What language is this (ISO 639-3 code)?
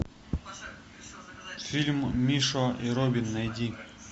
rus